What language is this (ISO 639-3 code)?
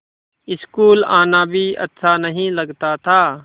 hin